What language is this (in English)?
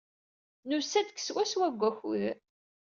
Kabyle